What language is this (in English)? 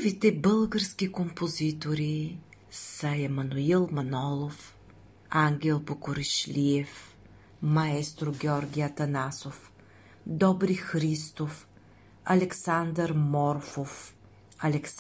Bulgarian